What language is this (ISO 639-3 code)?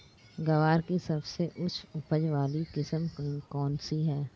hin